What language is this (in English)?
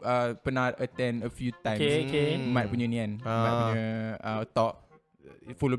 Malay